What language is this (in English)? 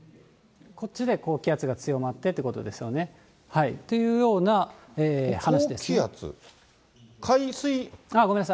Japanese